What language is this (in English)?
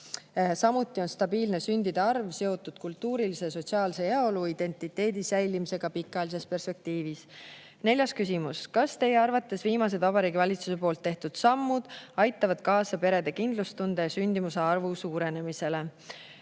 Estonian